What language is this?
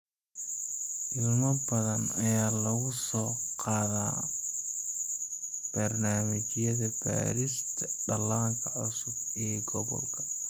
Somali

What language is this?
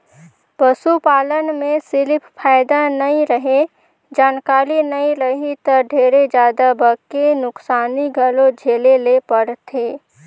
Chhattisgarhi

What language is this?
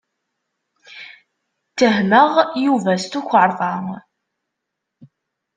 Kabyle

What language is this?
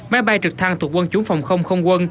Vietnamese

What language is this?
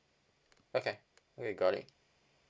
English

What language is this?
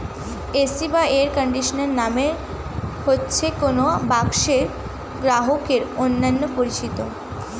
Bangla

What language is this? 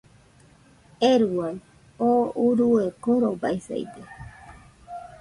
Nüpode Huitoto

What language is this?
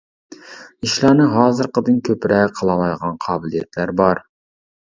Uyghur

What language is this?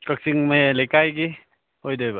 Manipuri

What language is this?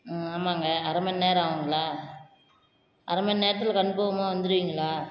Tamil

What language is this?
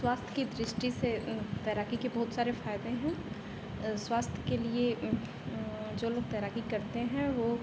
Hindi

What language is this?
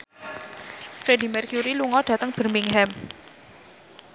Javanese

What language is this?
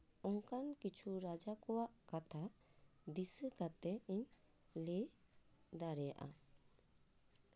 Santali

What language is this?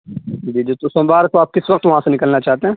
Urdu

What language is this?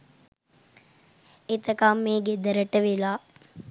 Sinhala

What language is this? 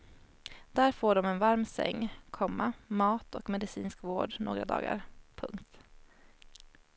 Swedish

